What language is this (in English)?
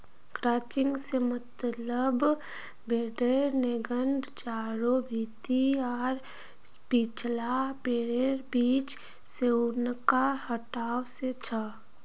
Magahi